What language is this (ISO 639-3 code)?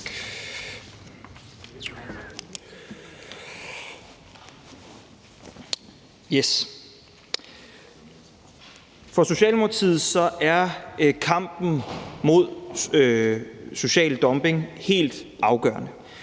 dan